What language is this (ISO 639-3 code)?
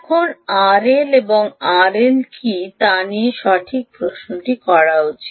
ben